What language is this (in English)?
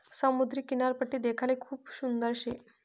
Marathi